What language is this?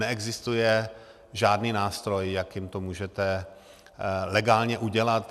Czech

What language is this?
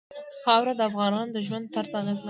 Pashto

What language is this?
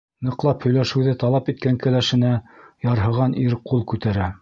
Bashkir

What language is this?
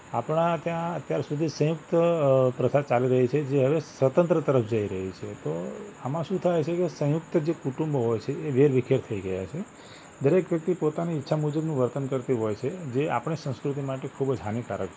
Gujarati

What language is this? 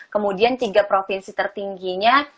Indonesian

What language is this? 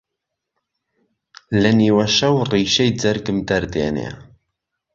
Central Kurdish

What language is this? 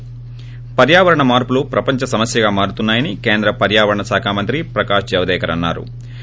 Telugu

